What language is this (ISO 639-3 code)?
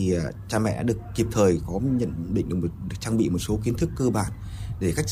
vie